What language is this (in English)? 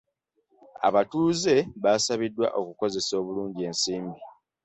Ganda